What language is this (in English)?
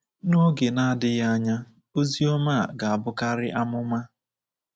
Igbo